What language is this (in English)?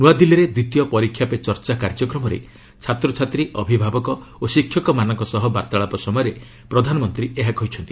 Odia